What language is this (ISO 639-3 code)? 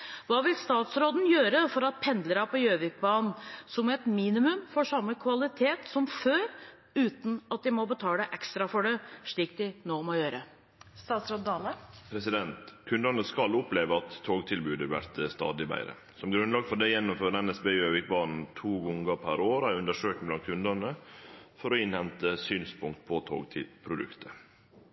nor